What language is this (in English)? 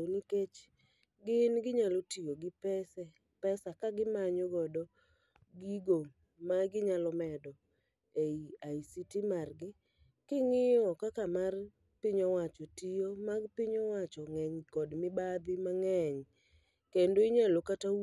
Luo (Kenya and Tanzania)